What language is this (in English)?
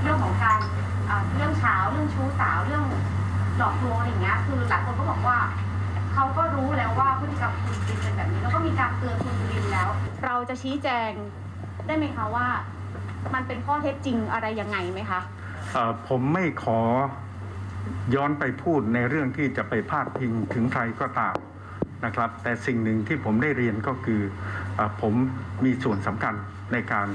Thai